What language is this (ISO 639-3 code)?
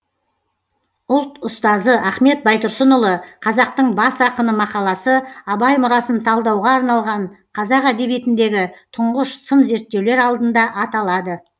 kaz